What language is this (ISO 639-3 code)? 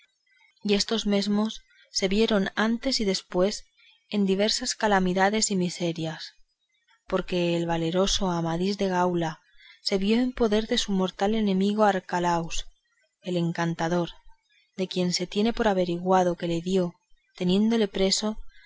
spa